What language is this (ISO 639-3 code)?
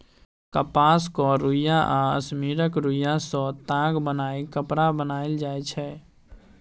mai